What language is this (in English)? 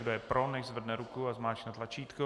Czech